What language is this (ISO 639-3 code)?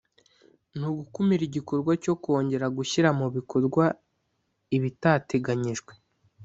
kin